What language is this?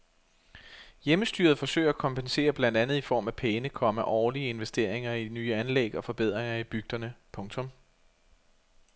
Danish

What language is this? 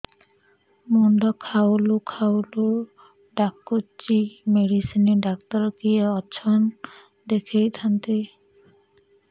Odia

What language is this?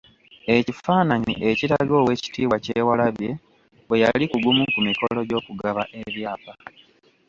Ganda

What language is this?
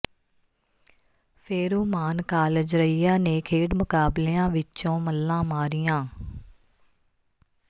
Punjabi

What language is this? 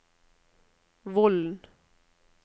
Norwegian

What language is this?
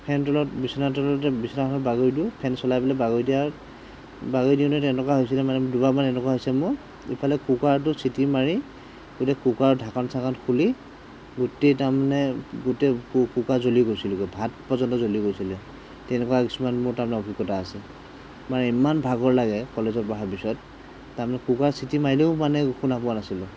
Assamese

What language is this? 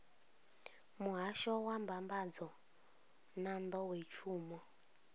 Venda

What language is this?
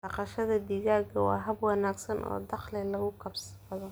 Somali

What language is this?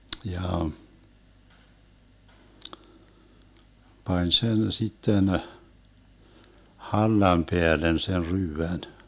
Finnish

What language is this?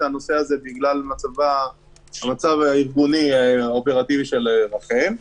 Hebrew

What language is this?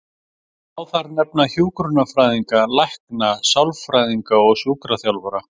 Icelandic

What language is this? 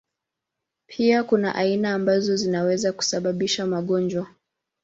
Swahili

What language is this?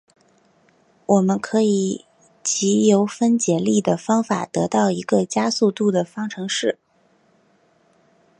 Chinese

